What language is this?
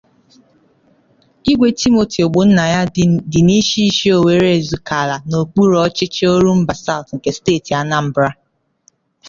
Igbo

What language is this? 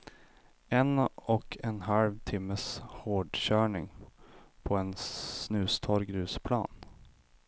Swedish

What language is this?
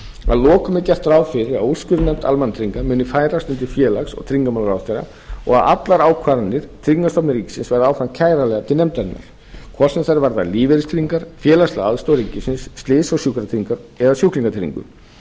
Icelandic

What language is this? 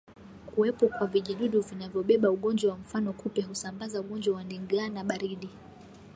Swahili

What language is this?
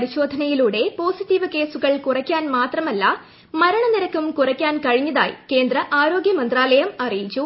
Malayalam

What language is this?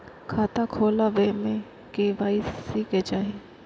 Maithili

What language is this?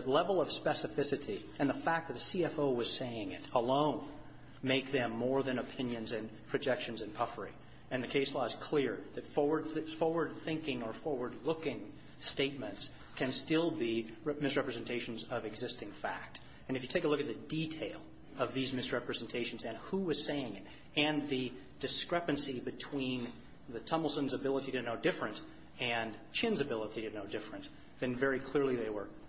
English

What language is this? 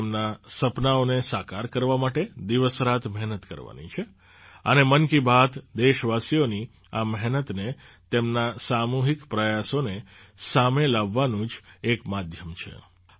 Gujarati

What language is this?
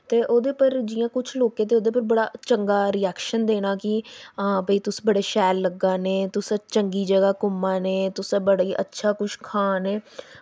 Dogri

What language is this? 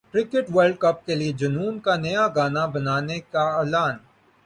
Urdu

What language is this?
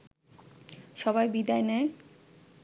Bangla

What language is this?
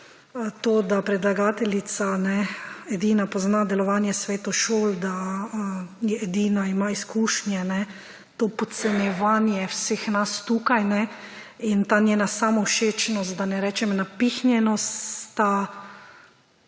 Slovenian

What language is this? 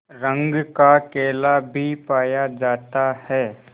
Hindi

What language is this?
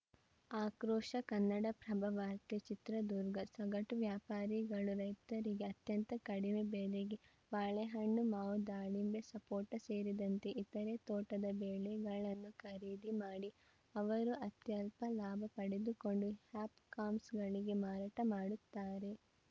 Kannada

